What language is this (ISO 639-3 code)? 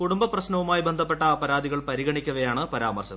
mal